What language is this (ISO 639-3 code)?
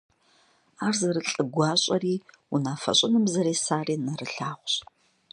kbd